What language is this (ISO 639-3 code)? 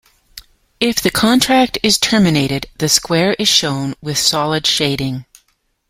eng